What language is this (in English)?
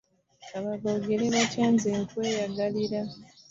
Ganda